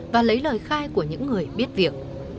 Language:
Vietnamese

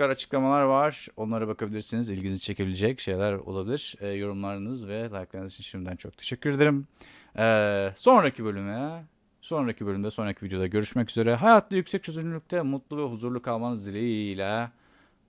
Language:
Turkish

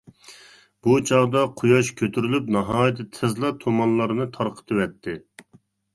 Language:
Uyghur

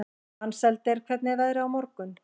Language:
Icelandic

